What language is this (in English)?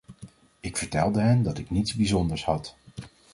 Dutch